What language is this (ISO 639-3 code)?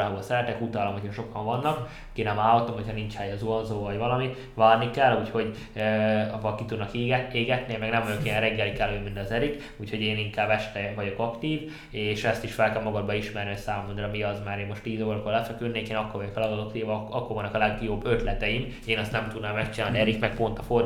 hun